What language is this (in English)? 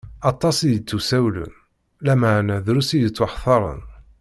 Kabyle